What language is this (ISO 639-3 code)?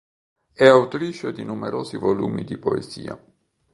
ita